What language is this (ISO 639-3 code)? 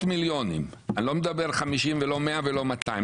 heb